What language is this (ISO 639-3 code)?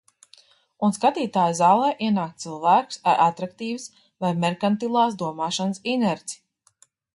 lav